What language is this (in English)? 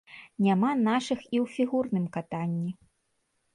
Belarusian